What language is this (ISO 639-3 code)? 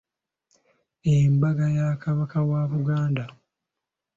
lug